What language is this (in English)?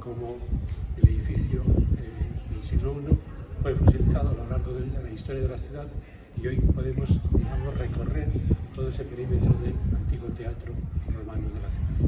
Spanish